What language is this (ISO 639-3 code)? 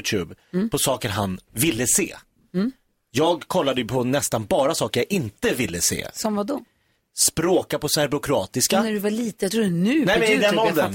swe